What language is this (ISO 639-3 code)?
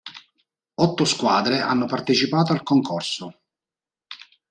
ita